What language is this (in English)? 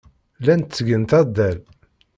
Kabyle